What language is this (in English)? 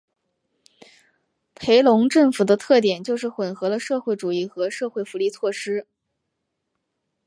Chinese